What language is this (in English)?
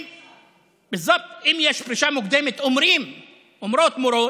Hebrew